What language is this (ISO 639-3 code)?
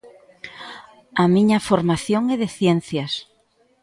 glg